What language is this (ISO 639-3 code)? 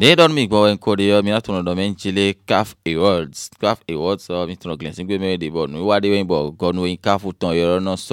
fra